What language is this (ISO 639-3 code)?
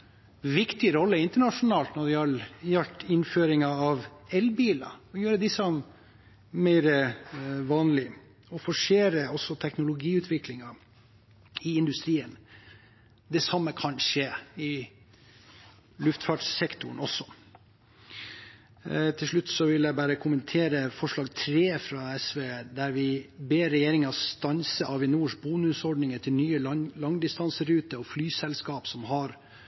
nob